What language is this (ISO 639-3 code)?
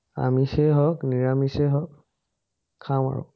asm